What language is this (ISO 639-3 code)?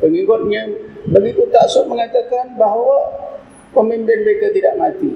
msa